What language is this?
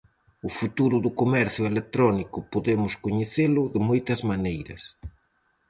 Galician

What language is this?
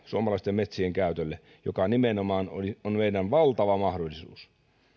Finnish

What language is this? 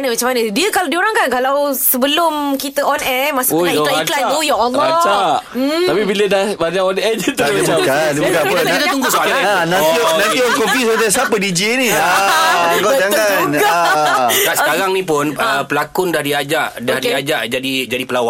Malay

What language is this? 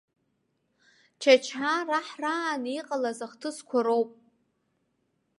Abkhazian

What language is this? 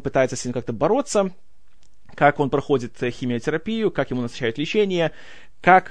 Russian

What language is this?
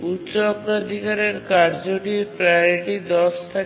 Bangla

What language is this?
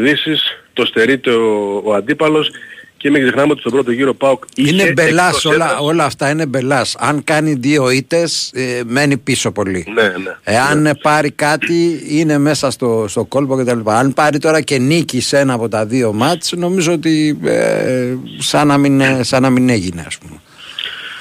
Greek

